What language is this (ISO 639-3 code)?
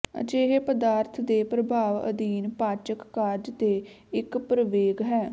pan